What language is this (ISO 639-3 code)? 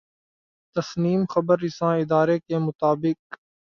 urd